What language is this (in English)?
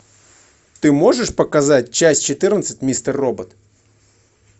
Russian